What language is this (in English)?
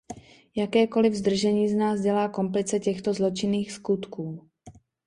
Czech